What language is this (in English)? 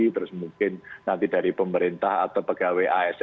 Indonesian